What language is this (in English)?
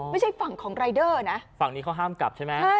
Thai